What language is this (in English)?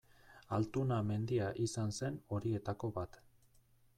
Basque